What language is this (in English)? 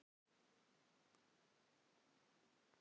Icelandic